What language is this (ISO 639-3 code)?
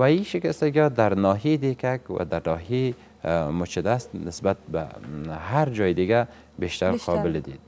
fas